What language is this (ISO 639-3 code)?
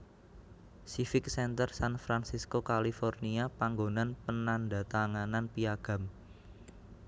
jav